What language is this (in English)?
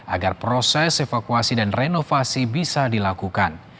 Indonesian